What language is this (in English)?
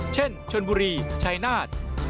Thai